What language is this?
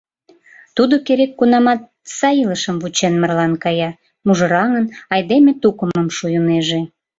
Mari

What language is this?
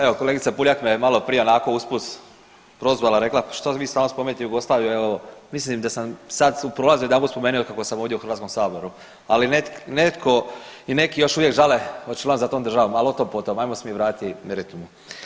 Croatian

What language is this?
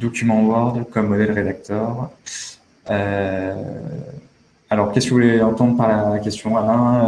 French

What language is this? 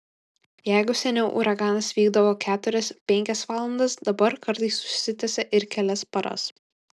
Lithuanian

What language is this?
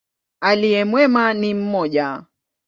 Swahili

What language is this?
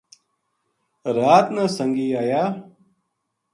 Gujari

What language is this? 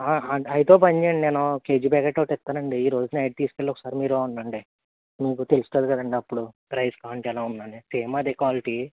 Telugu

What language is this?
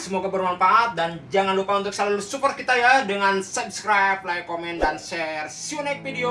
Indonesian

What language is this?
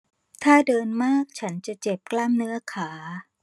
Thai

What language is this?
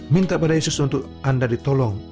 Indonesian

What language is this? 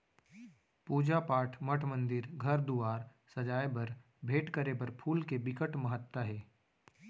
Chhattisgarhi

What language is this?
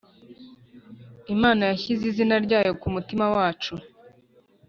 Kinyarwanda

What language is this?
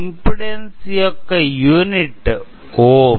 Telugu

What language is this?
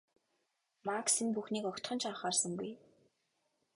Mongolian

